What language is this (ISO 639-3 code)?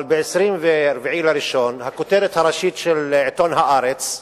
heb